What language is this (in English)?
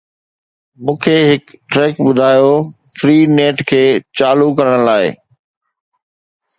Sindhi